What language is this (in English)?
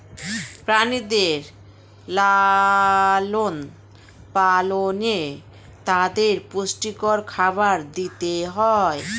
Bangla